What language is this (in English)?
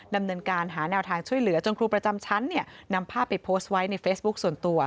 Thai